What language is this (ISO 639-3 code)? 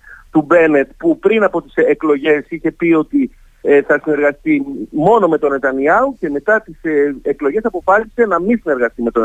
ell